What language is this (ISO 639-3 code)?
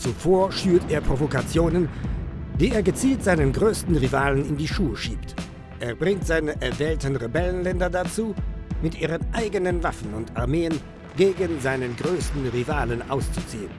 deu